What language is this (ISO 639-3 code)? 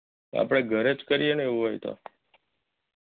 guj